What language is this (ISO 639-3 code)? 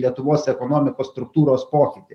lit